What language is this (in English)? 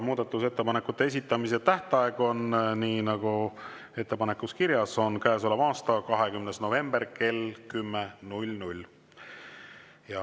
Estonian